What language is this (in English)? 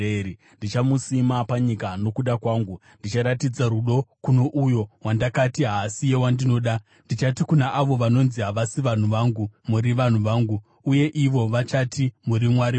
Shona